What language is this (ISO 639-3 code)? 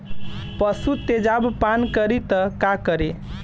bho